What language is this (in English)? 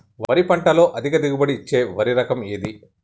Telugu